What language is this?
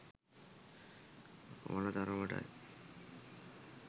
Sinhala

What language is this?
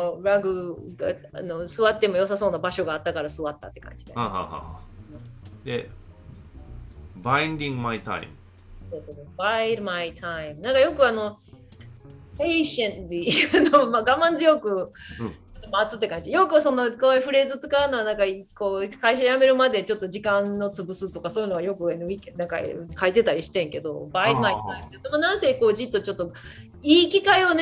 Japanese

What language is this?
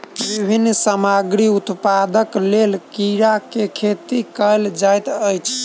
Maithili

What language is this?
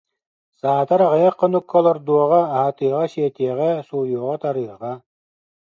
Yakut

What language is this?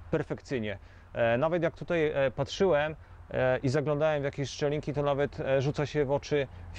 Polish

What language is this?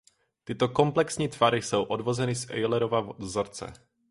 Czech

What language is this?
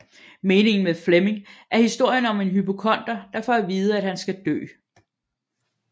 Danish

